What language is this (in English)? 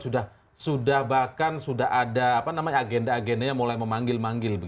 Indonesian